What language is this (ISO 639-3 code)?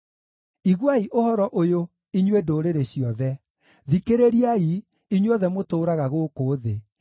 kik